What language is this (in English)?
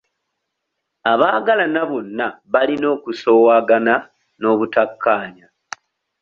Ganda